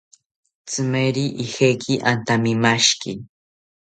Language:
South Ucayali Ashéninka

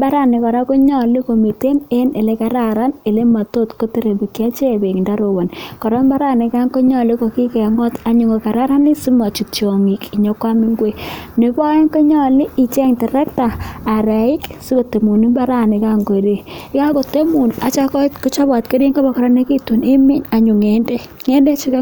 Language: Kalenjin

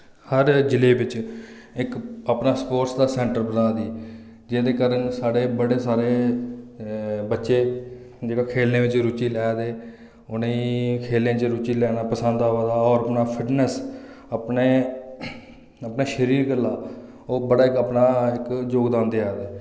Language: Dogri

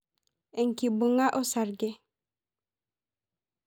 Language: Masai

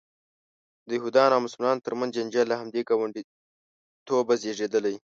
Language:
Pashto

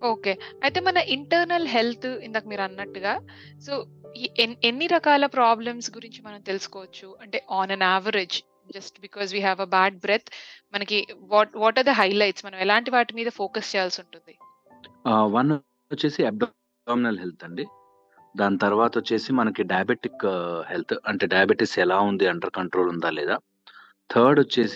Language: Telugu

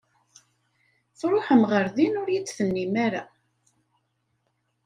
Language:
Kabyle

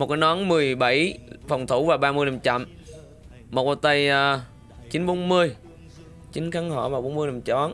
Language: Vietnamese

